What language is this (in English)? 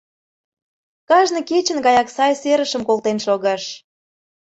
Mari